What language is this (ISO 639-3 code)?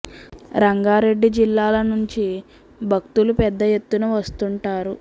tel